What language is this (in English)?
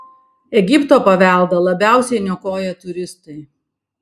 Lithuanian